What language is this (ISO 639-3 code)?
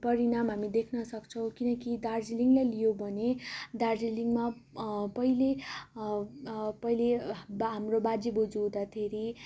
nep